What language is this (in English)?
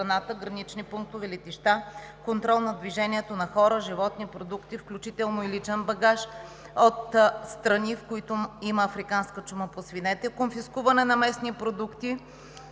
Bulgarian